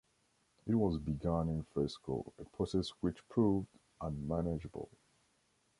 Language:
English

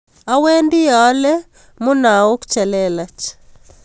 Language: Kalenjin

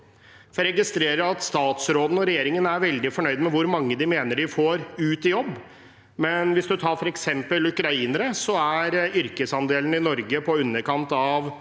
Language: Norwegian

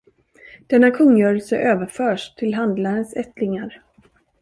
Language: Swedish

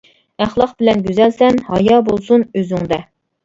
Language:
Uyghur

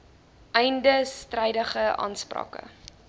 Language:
Afrikaans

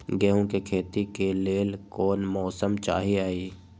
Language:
Magahi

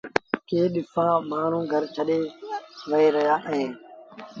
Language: Sindhi Bhil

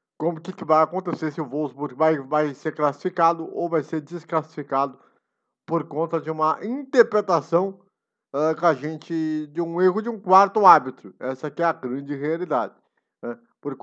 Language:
Portuguese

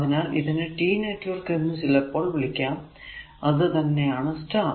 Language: Malayalam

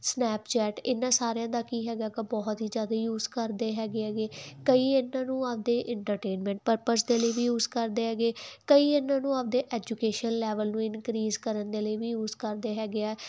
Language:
Punjabi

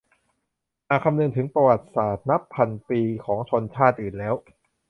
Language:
Thai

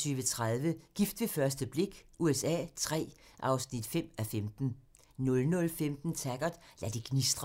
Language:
Danish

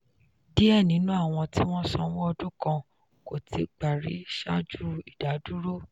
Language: Yoruba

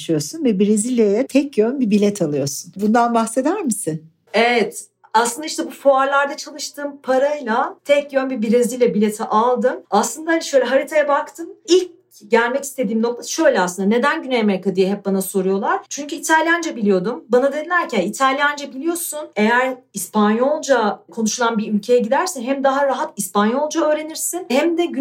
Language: Turkish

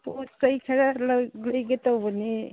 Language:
Manipuri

